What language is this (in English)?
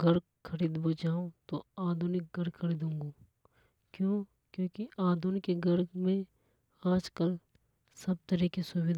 Hadothi